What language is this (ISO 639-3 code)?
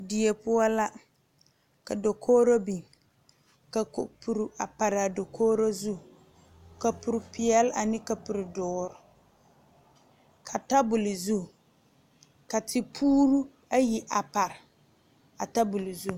dga